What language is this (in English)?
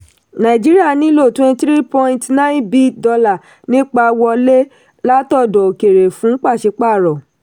Yoruba